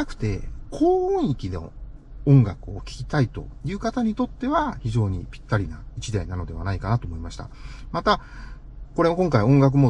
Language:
Japanese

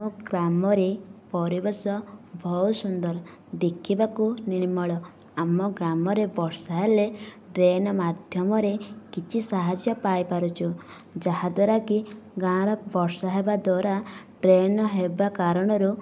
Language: Odia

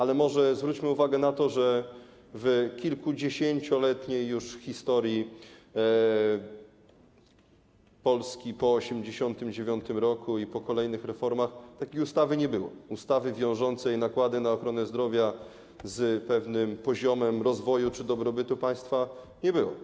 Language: Polish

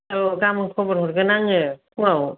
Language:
Bodo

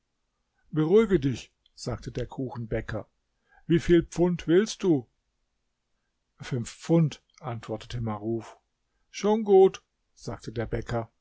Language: German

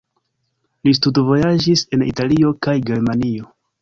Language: Esperanto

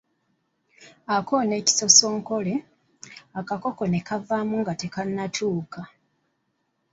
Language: Ganda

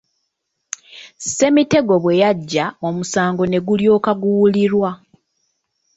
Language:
Ganda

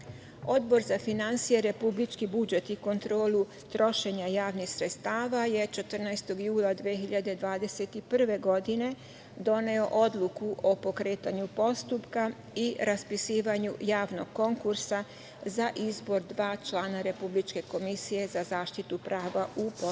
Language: Serbian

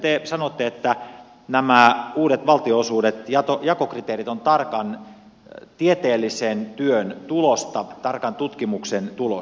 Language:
Finnish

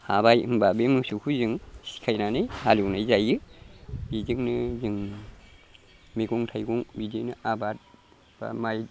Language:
Bodo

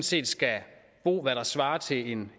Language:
Danish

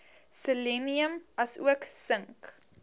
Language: Afrikaans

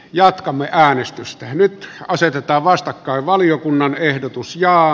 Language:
Finnish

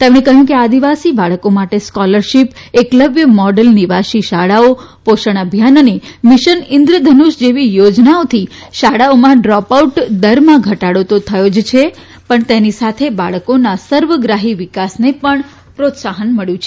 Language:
Gujarati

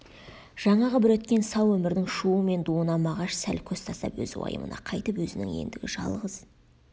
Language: Kazakh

